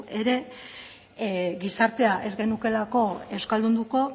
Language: Basque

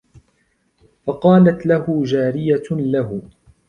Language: Arabic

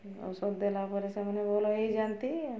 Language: Odia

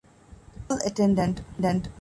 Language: Divehi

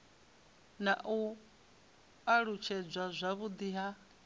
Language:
Venda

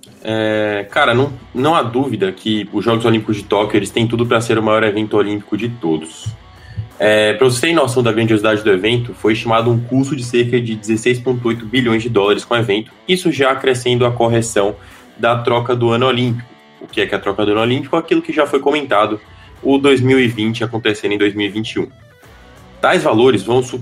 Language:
Portuguese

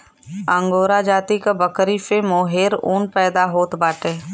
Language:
Bhojpuri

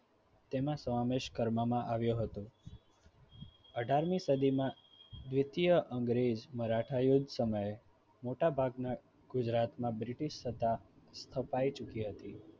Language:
Gujarati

